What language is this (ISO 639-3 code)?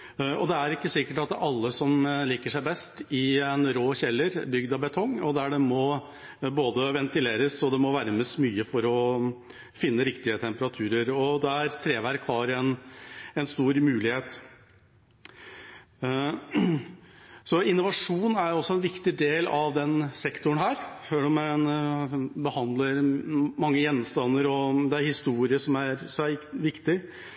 nob